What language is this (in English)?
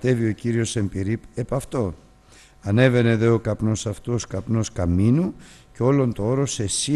Greek